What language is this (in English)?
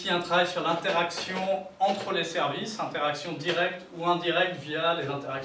French